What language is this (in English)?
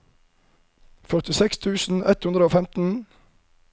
Norwegian